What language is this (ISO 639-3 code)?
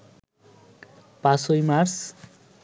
ben